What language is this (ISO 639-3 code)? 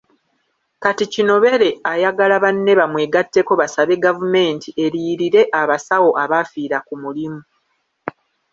lug